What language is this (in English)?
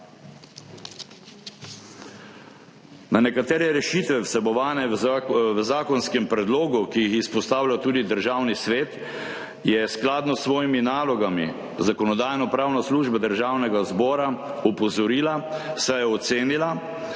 Slovenian